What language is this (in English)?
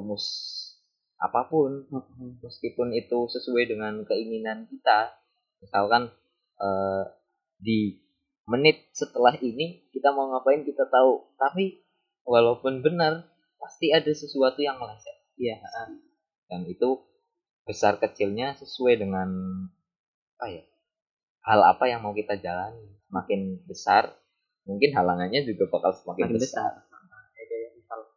Indonesian